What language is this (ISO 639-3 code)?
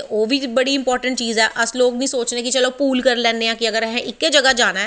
doi